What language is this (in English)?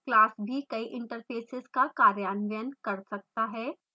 Hindi